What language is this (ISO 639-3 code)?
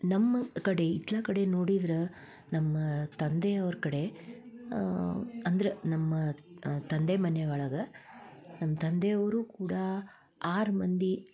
kan